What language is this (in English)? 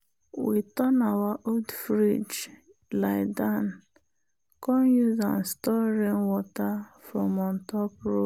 Nigerian Pidgin